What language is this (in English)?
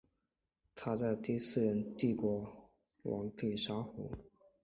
Chinese